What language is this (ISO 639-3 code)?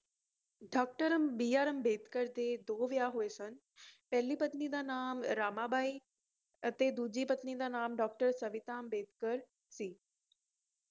pan